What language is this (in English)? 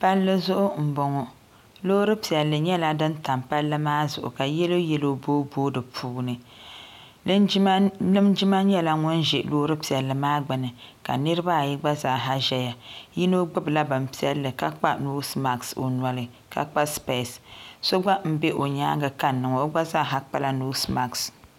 Dagbani